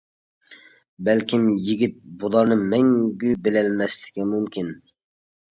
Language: Uyghur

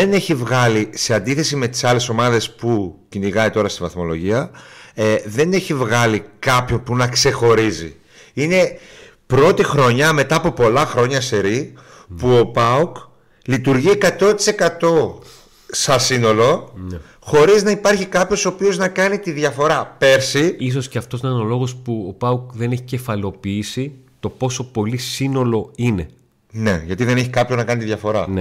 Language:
Greek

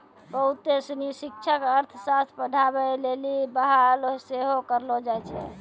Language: Maithili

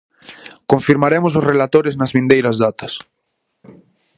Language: Galician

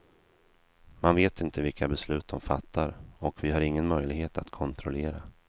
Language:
Swedish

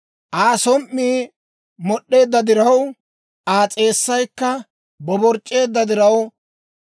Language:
Dawro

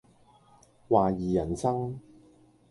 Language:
Cantonese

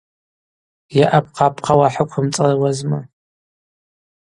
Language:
Abaza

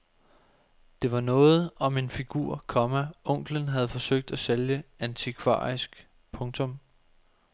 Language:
Danish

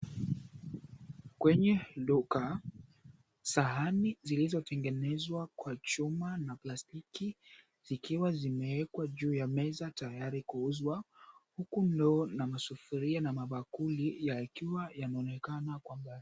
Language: Swahili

